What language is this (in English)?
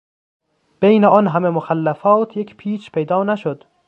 Persian